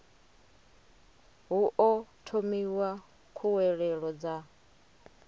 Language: Venda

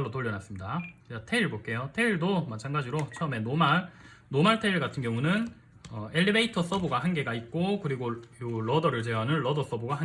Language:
Korean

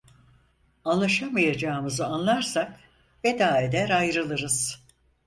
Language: Turkish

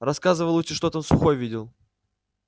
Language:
Russian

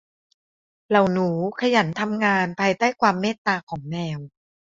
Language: Thai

